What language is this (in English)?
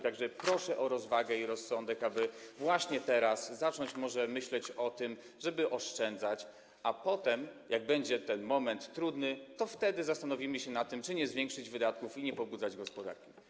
Polish